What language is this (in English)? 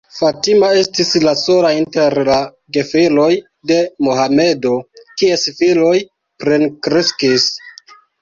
Esperanto